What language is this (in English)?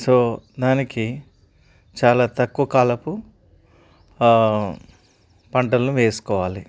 Telugu